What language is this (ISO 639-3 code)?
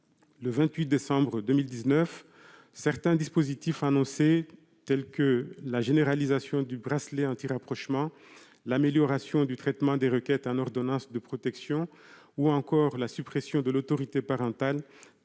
fra